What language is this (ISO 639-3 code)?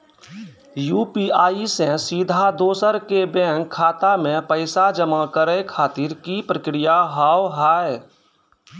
mai